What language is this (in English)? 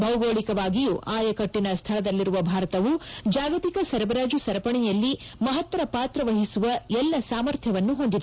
Kannada